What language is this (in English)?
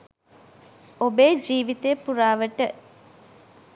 Sinhala